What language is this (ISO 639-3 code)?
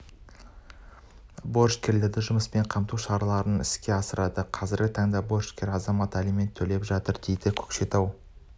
kaz